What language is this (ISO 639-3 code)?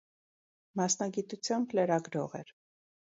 hye